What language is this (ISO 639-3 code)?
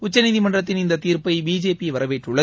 tam